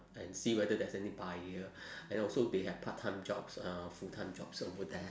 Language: English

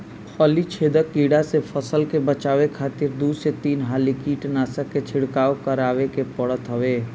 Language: Bhojpuri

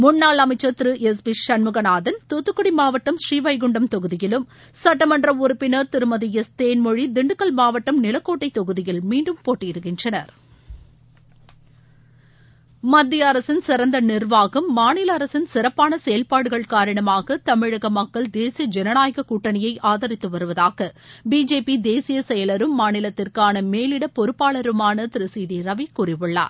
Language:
Tamil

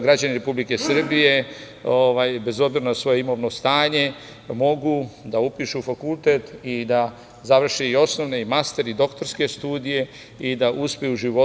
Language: Serbian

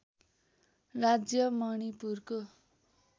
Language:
Nepali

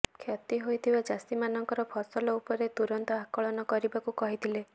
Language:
Odia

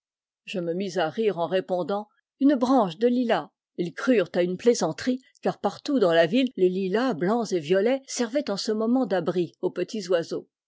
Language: French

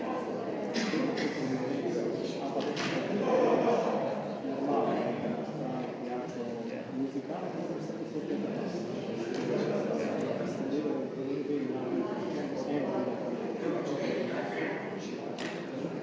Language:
Slovenian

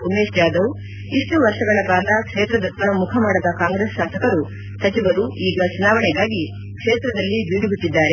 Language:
Kannada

